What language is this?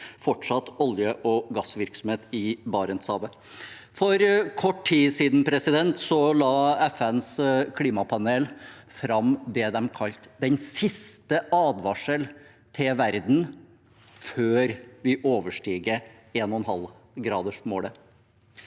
Norwegian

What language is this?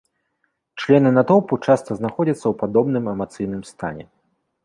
Belarusian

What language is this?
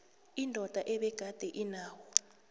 South Ndebele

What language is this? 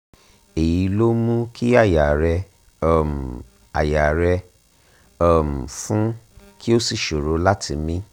Yoruba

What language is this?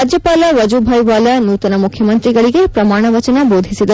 Kannada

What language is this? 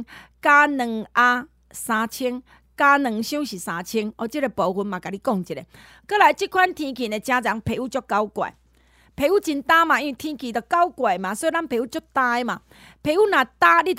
Chinese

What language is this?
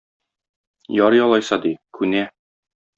Tatar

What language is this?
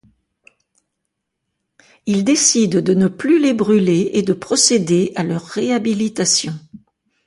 French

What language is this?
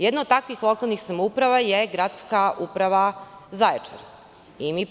Serbian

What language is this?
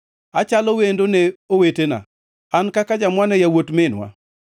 Luo (Kenya and Tanzania)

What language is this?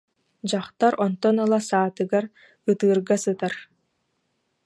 Yakut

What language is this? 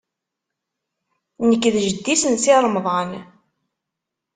Kabyle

